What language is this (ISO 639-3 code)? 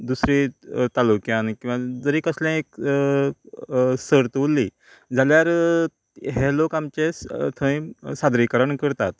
kok